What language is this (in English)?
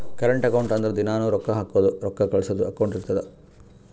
Kannada